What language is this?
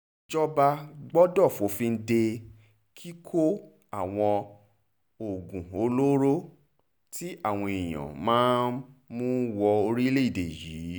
Yoruba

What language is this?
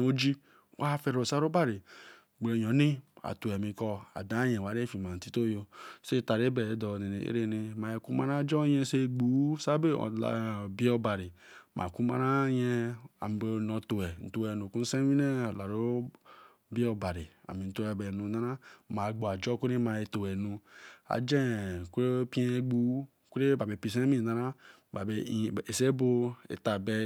Eleme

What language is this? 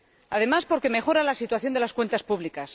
Spanish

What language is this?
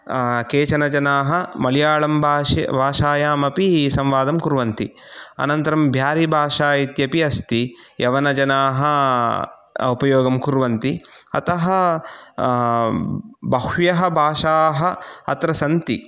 Sanskrit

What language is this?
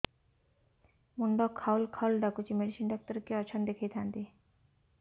Odia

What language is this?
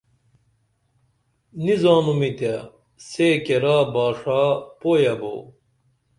Dameli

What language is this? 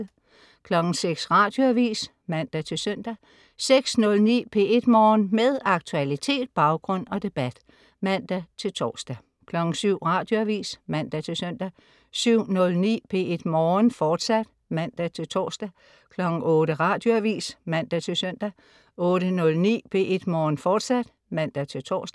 Danish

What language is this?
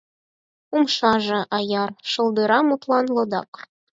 Mari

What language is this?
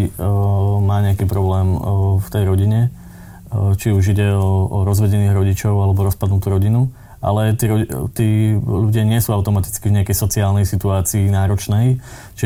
Slovak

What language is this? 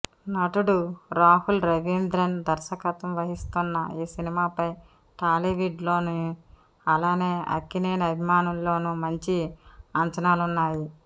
Telugu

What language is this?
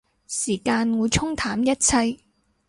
Cantonese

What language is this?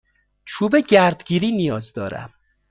Persian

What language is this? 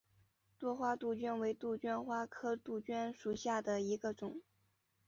Chinese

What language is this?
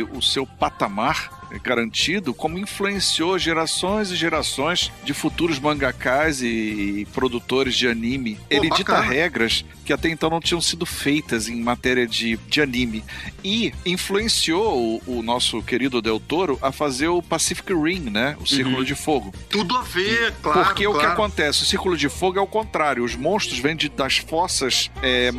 Portuguese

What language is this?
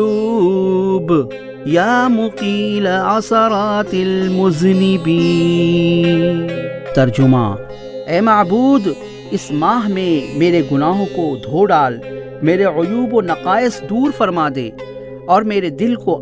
Urdu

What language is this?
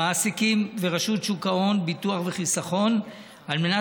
Hebrew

